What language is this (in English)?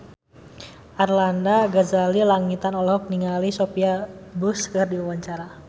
Sundanese